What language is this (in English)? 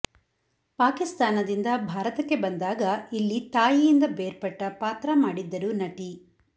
Kannada